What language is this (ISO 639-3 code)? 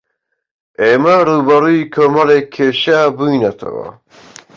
ckb